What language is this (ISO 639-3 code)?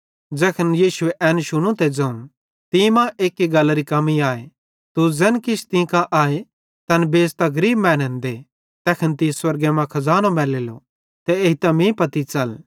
bhd